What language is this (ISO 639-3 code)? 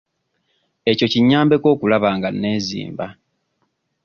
lug